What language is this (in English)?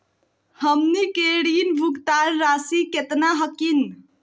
Magahi